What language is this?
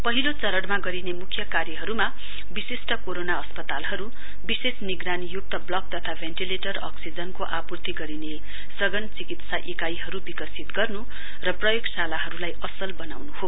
Nepali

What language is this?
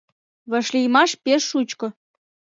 Mari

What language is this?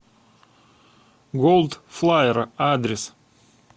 Russian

